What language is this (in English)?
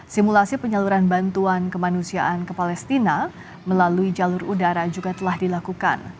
Indonesian